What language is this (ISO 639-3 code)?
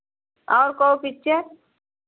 hin